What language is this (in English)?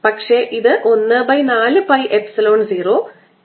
Malayalam